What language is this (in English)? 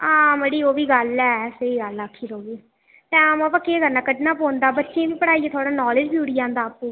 Dogri